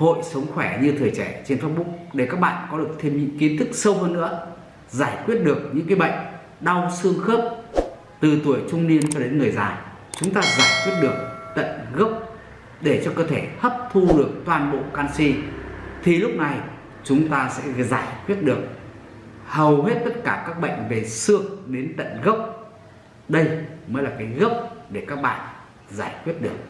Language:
Vietnamese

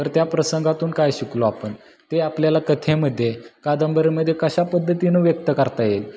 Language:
Marathi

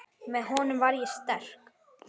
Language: Icelandic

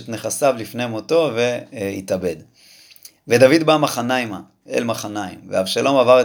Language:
Hebrew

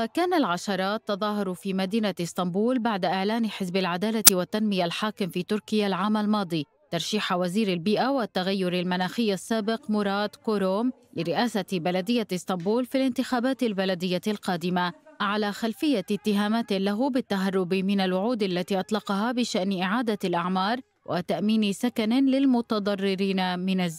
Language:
Arabic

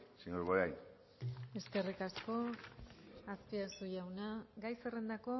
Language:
Basque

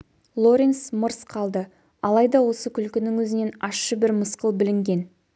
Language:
Kazakh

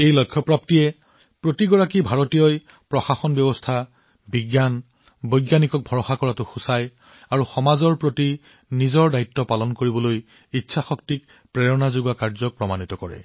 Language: Assamese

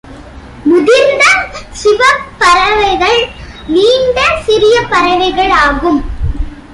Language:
Tamil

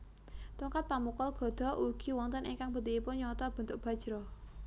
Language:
Javanese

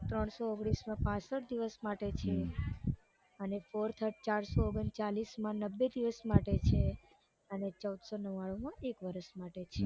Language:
Gujarati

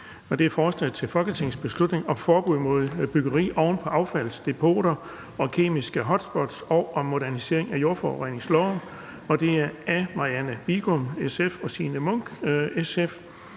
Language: Danish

